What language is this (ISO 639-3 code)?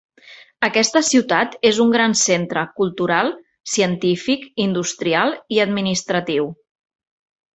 cat